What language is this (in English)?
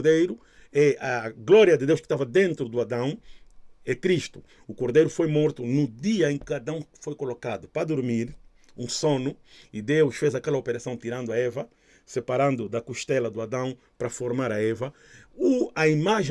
Portuguese